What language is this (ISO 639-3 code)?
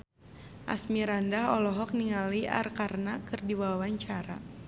sun